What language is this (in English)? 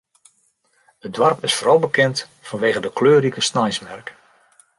Western Frisian